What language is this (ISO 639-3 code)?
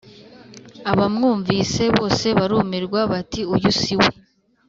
kin